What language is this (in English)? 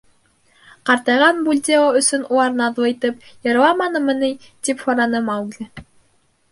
Bashkir